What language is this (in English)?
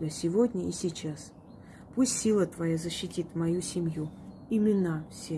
Russian